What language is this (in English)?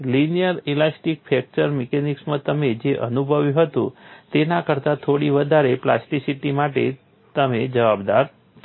Gujarati